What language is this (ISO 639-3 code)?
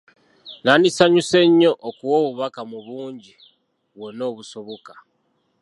lug